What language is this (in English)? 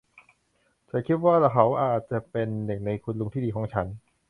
Thai